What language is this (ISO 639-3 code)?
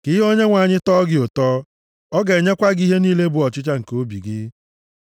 ibo